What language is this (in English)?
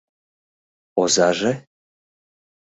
Mari